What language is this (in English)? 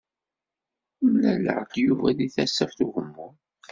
Kabyle